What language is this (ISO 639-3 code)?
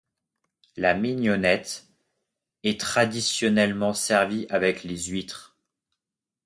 fra